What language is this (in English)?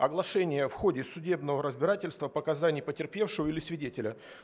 Russian